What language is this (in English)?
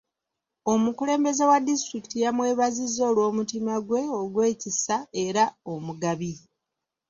Ganda